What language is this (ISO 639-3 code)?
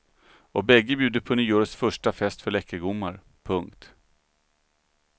swe